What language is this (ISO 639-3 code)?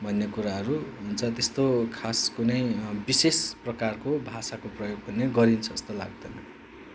nep